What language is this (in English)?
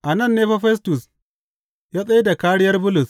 Hausa